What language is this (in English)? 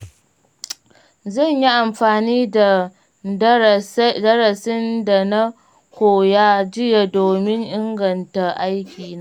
Hausa